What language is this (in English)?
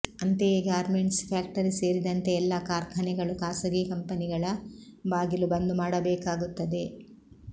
Kannada